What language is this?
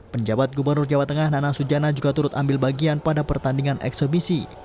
Indonesian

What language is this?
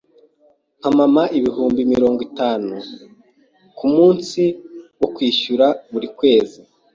Kinyarwanda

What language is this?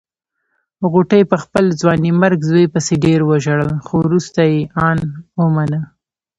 Pashto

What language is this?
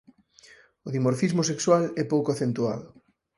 Galician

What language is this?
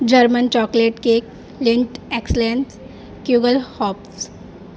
Urdu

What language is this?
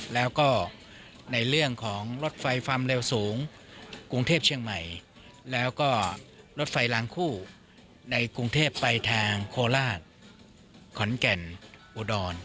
Thai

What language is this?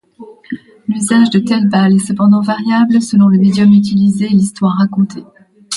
French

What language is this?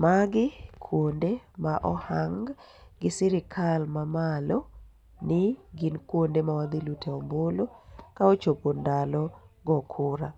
Luo (Kenya and Tanzania)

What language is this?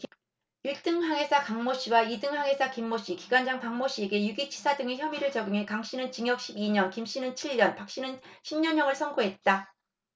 Korean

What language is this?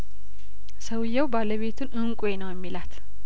Amharic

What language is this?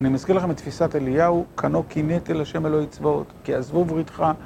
Hebrew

